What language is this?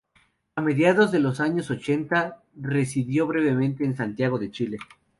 Spanish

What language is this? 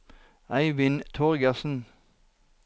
Norwegian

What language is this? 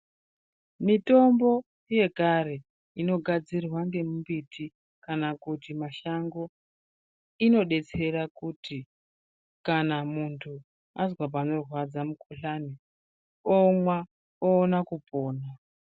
Ndau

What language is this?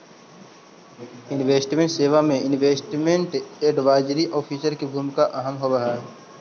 Magahi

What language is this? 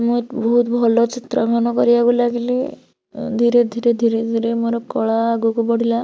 Odia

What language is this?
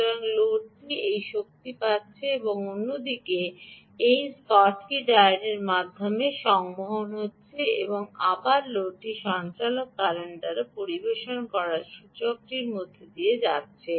Bangla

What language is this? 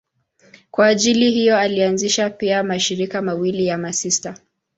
Swahili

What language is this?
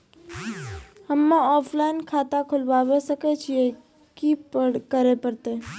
Maithili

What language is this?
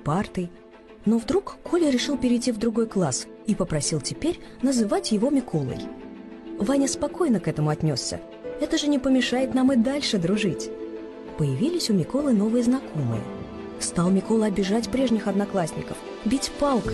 Russian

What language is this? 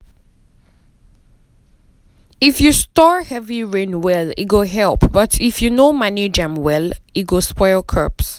Nigerian Pidgin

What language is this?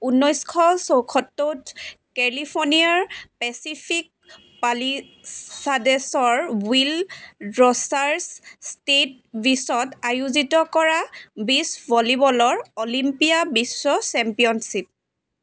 Assamese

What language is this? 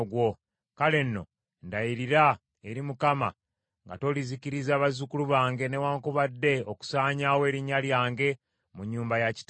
Ganda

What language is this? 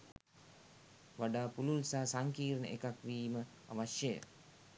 Sinhala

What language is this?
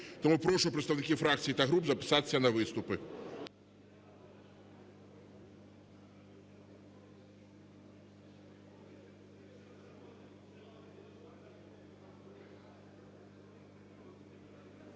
Ukrainian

